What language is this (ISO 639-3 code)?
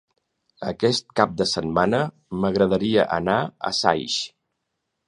cat